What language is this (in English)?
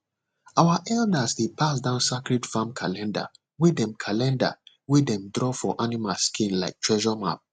Nigerian Pidgin